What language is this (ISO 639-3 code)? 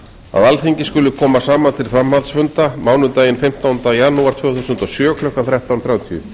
isl